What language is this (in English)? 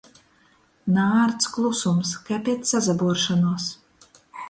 Latgalian